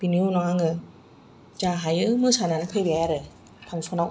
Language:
Bodo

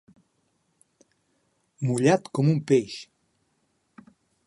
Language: Catalan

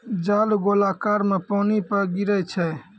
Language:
Maithili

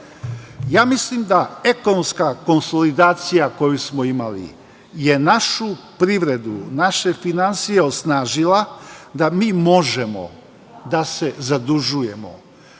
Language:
Serbian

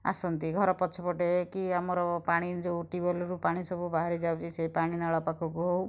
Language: Odia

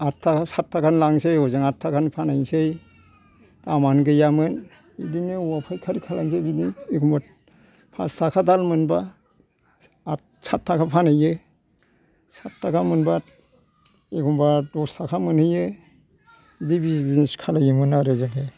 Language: Bodo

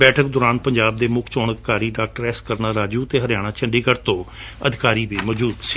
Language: Punjabi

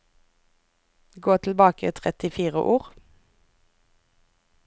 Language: Norwegian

